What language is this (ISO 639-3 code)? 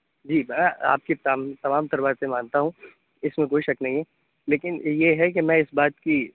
urd